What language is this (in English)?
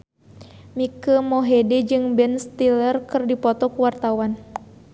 Sundanese